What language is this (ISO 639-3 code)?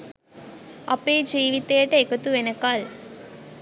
sin